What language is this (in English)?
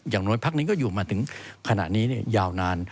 Thai